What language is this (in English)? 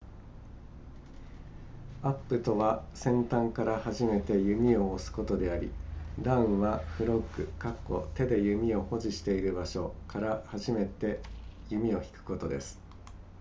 Japanese